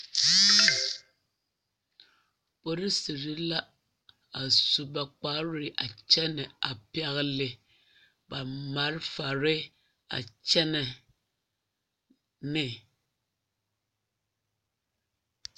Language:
Southern Dagaare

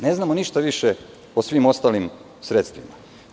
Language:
Serbian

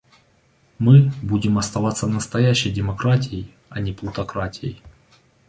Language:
Russian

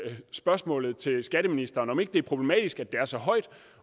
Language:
Danish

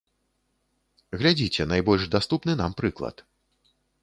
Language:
Belarusian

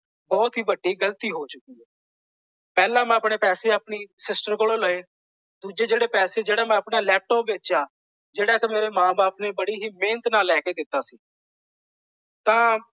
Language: Punjabi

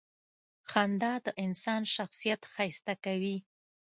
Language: Pashto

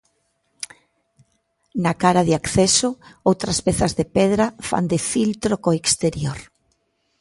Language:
Galician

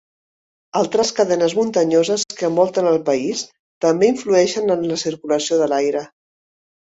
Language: Catalan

